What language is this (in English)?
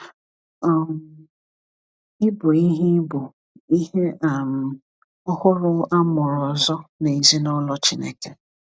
Igbo